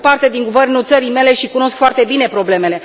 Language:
Romanian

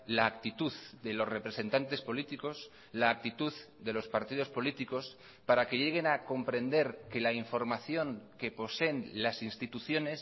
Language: Spanish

